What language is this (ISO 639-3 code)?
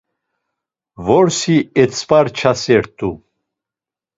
lzz